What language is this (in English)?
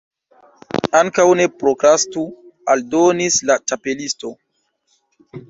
Esperanto